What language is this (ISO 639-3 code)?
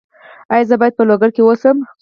pus